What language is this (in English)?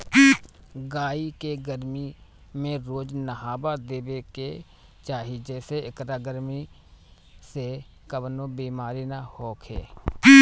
Bhojpuri